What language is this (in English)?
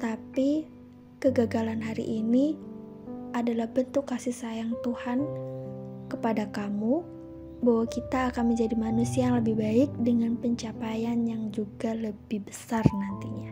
Indonesian